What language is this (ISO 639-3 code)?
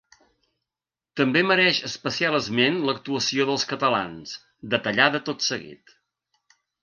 cat